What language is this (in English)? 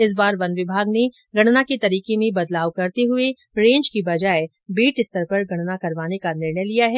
Hindi